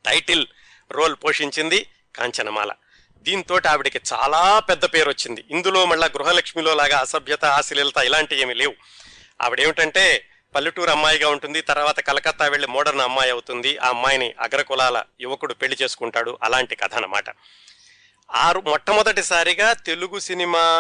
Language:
Telugu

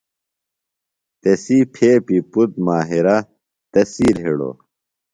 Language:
Phalura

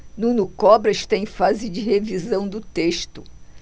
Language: Portuguese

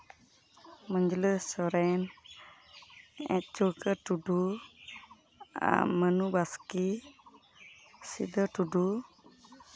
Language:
Santali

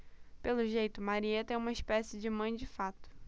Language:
Portuguese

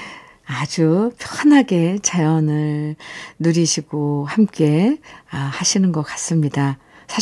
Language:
Korean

